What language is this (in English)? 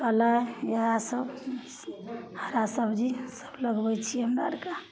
Maithili